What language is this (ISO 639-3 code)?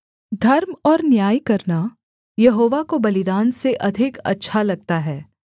hin